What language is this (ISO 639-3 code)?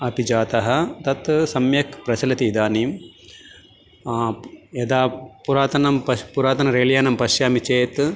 san